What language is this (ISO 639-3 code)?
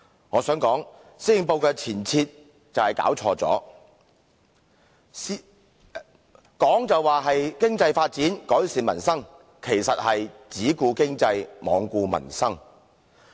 yue